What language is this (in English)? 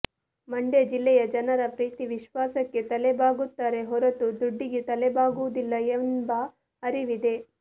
Kannada